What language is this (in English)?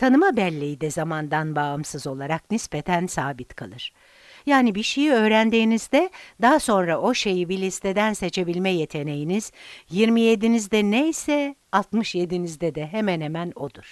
Turkish